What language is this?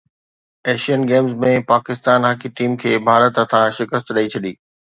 Sindhi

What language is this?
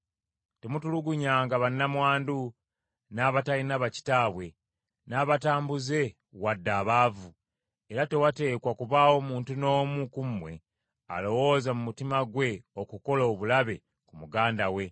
Ganda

